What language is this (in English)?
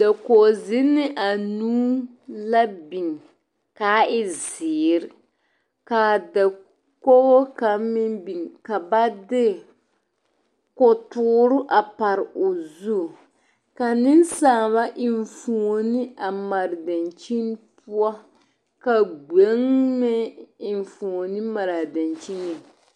Southern Dagaare